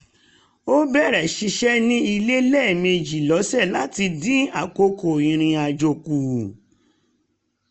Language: Yoruba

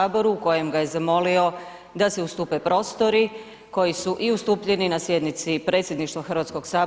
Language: Croatian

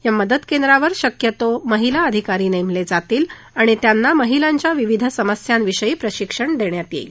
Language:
Marathi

